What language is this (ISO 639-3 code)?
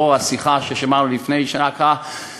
heb